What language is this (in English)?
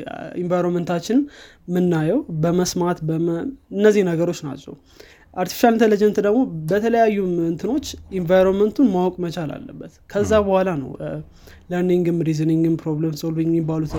Amharic